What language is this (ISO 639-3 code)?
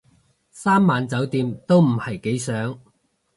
yue